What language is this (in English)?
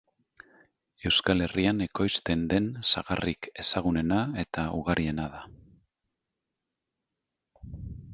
Basque